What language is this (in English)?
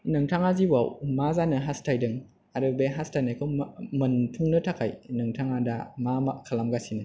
Bodo